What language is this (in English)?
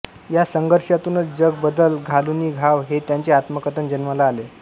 Marathi